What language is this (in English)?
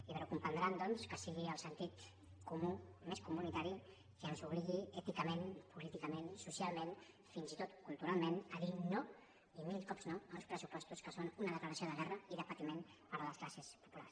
Catalan